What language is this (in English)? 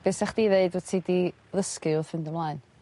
Welsh